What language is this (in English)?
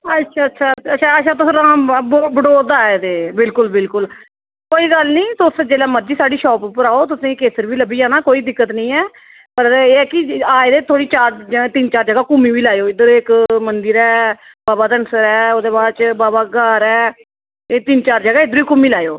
Dogri